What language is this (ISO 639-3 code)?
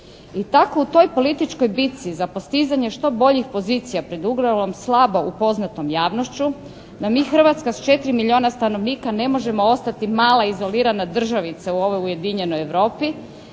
hrv